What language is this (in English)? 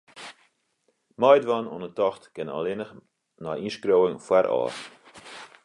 Western Frisian